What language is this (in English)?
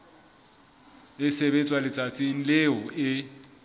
Southern Sotho